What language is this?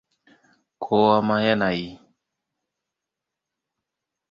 Hausa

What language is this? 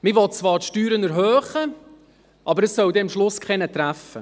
Swiss German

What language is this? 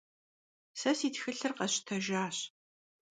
Kabardian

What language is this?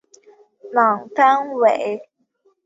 Chinese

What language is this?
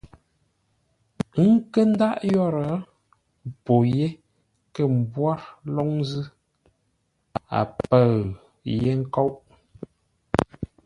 Ngombale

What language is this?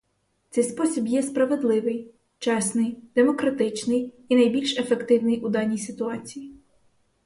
Ukrainian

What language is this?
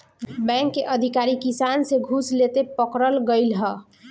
Bhojpuri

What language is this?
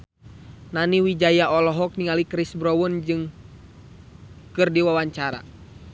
Sundanese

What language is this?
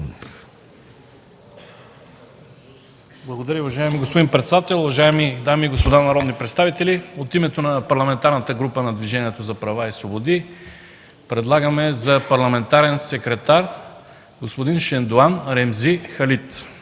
Bulgarian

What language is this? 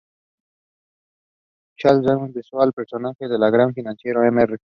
Spanish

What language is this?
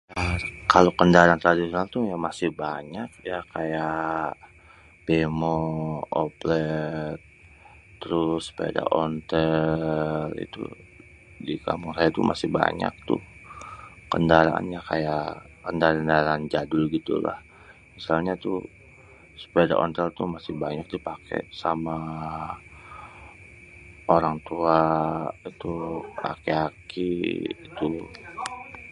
Betawi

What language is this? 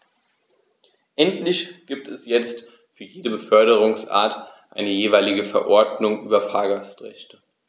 German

